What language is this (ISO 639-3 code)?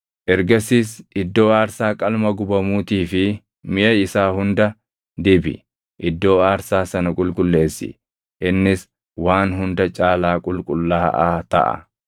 orm